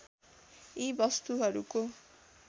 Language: Nepali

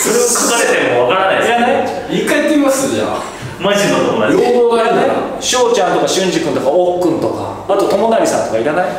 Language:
Japanese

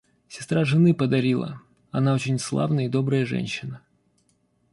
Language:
Russian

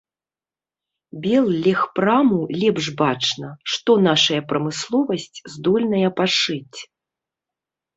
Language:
Belarusian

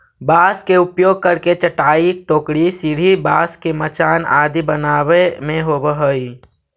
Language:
Magahi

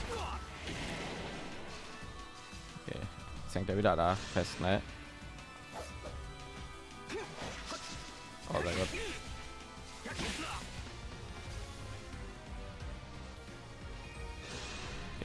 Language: German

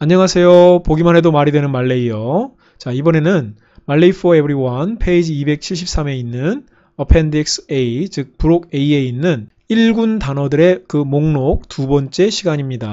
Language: Korean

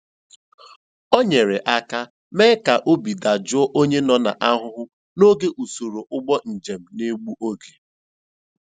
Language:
Igbo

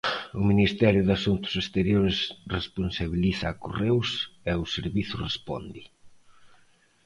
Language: Galician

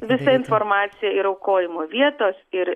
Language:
Lithuanian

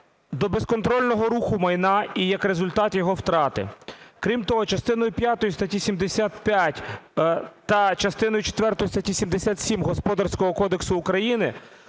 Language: Ukrainian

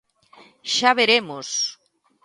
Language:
Galician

